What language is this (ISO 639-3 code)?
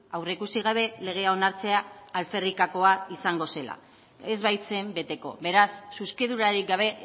eus